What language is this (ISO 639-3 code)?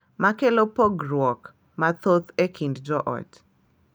luo